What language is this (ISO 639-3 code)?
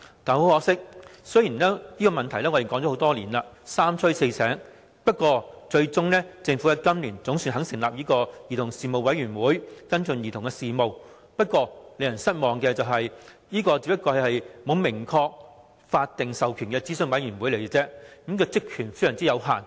yue